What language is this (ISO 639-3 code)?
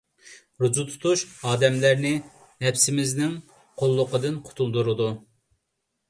uig